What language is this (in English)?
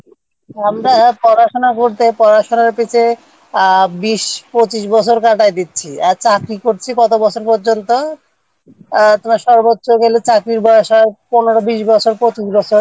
Bangla